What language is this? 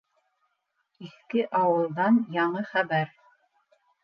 Bashkir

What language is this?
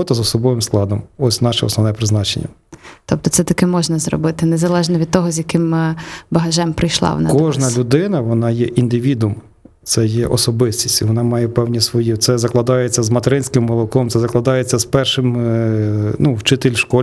Ukrainian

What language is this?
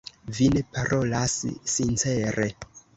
Esperanto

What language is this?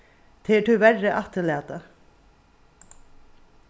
Faroese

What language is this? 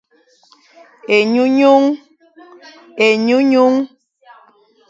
Fang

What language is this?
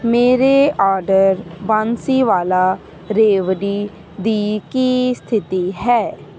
Punjabi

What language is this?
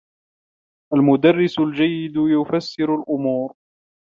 Arabic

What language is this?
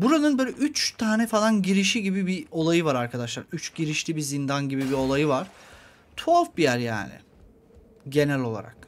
Turkish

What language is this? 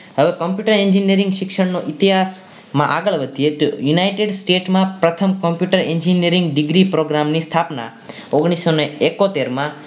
Gujarati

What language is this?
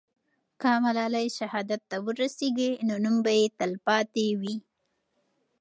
Pashto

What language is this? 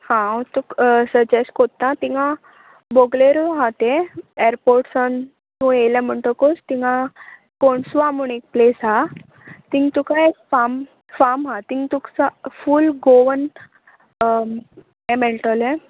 Konkani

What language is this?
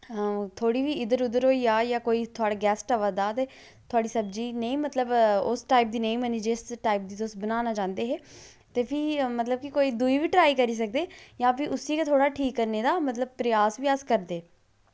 Dogri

